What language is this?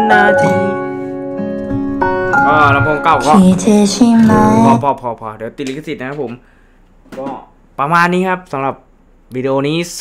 Thai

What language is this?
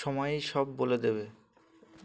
Bangla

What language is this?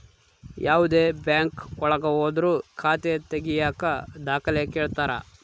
Kannada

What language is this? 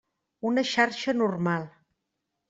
Catalan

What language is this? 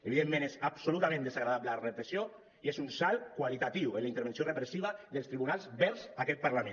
Catalan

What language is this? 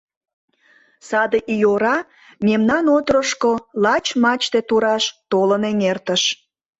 Mari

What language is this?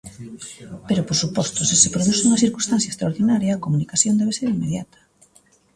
Galician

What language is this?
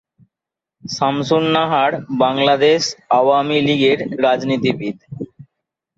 Bangla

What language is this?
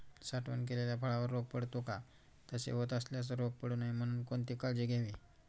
Marathi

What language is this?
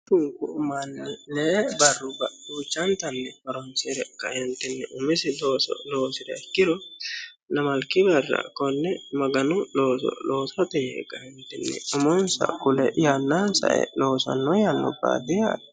Sidamo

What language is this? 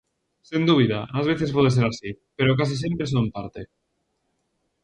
Galician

